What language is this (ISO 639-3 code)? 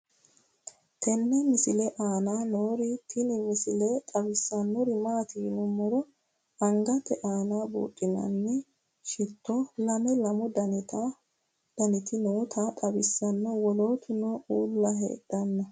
sid